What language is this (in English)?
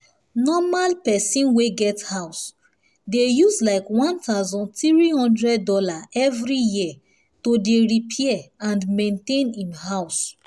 Nigerian Pidgin